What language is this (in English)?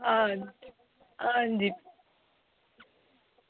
Dogri